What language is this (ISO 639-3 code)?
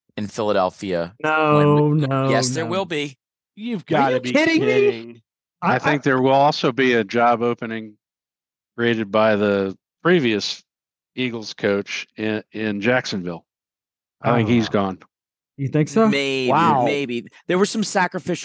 eng